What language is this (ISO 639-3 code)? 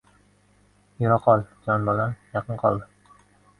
uzb